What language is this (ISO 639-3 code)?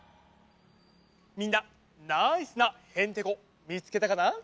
jpn